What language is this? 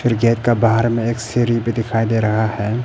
Hindi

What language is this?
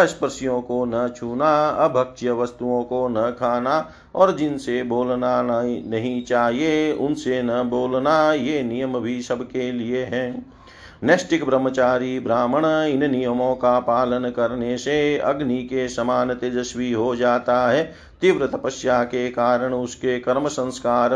Hindi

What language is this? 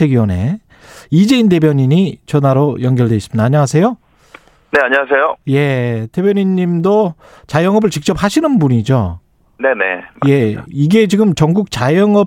Korean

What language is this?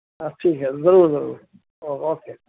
Urdu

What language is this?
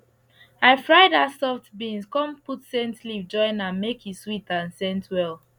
Nigerian Pidgin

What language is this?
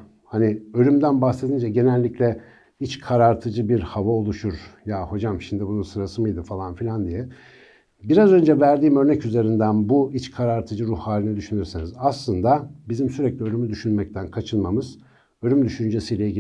Turkish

